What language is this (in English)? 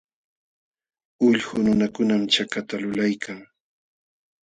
Jauja Wanca Quechua